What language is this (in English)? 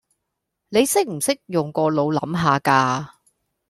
Cantonese